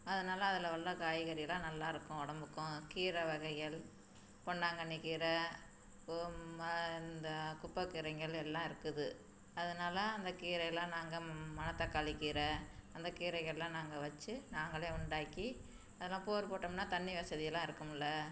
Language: Tamil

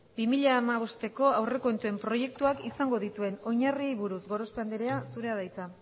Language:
Basque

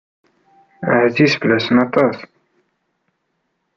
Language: Kabyle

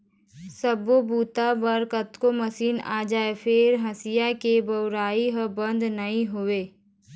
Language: Chhattisgarhi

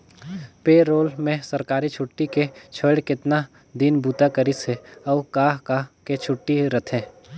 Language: Chhattisgarhi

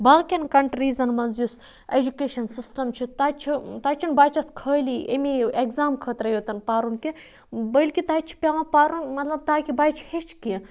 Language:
Kashmiri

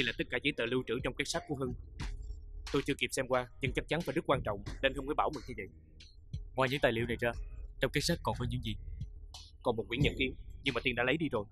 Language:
Vietnamese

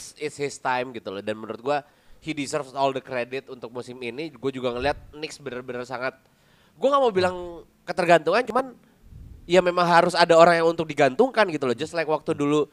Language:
Indonesian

